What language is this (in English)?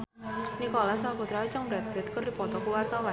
Sundanese